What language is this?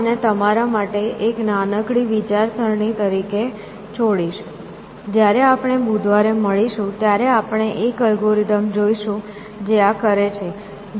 Gujarati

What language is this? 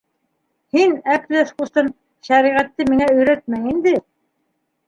Bashkir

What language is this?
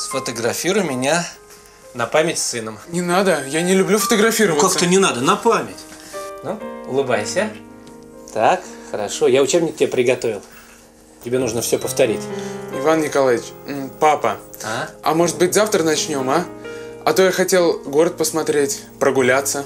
Russian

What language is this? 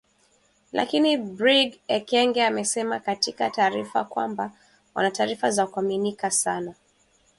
Swahili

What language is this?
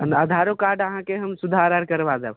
Maithili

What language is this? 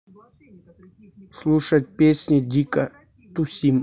Russian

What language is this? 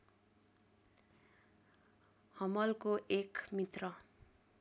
Nepali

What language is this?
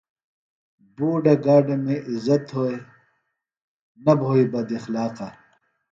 Phalura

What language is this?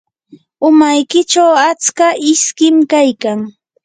Yanahuanca Pasco Quechua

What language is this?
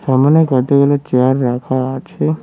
Bangla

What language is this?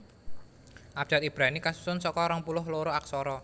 Javanese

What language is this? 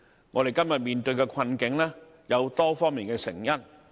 Cantonese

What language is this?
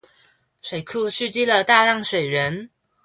Chinese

